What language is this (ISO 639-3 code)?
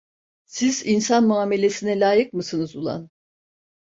tur